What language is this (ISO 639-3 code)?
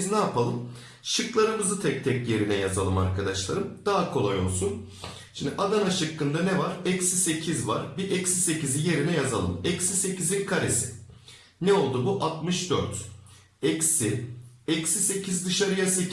tur